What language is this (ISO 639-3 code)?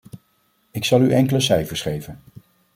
nld